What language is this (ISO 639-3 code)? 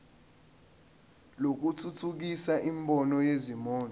zul